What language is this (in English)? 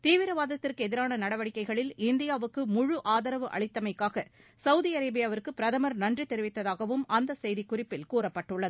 Tamil